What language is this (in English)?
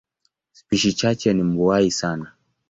Swahili